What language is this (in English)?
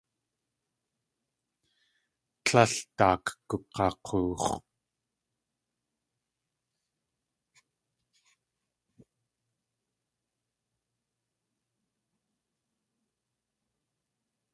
Tlingit